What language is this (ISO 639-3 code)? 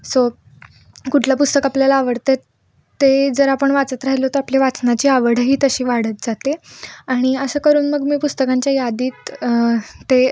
mar